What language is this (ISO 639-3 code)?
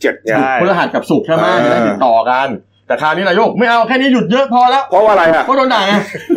tha